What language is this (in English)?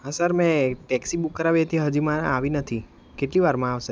Gujarati